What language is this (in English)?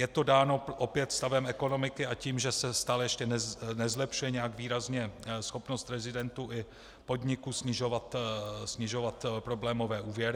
Czech